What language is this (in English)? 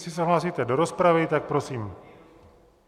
Czech